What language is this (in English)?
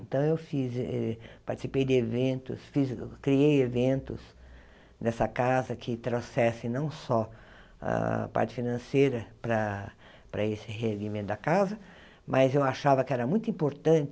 Portuguese